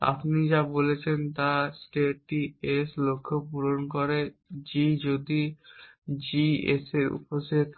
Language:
Bangla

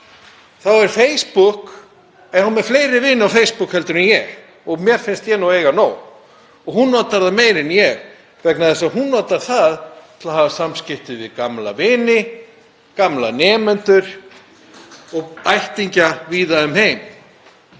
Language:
Icelandic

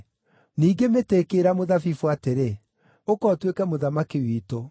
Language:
Kikuyu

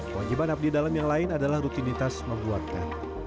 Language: Indonesian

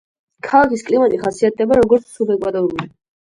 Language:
Georgian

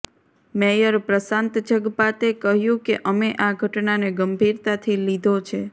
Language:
Gujarati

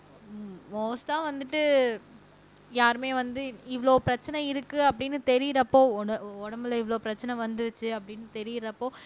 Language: Tamil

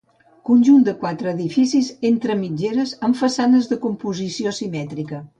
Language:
Catalan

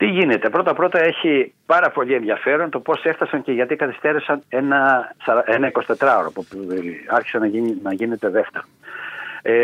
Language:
Greek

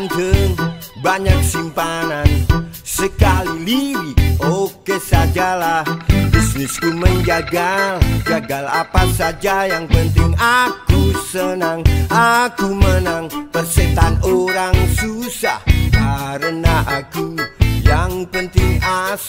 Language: Indonesian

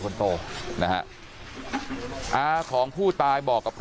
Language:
Thai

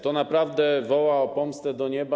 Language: Polish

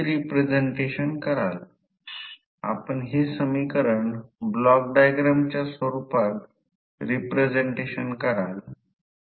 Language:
Marathi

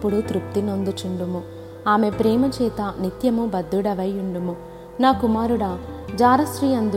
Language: Telugu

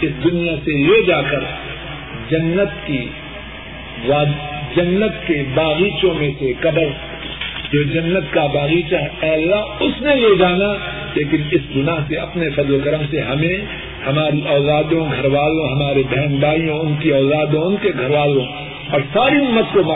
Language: Urdu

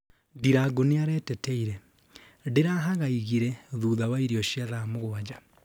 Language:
Kikuyu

